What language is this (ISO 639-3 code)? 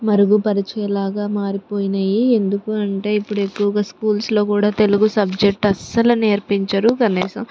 tel